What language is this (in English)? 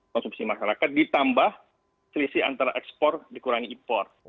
Indonesian